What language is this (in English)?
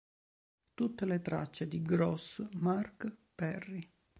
Italian